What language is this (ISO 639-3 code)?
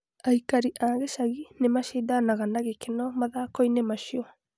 kik